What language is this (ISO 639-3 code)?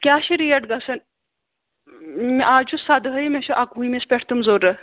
kas